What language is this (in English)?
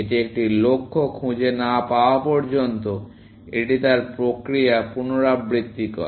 Bangla